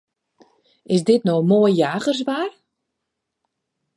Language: Western Frisian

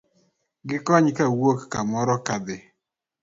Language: Luo (Kenya and Tanzania)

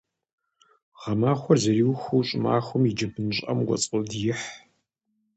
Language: Kabardian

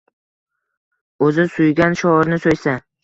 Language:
Uzbek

